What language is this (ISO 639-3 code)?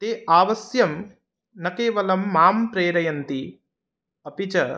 san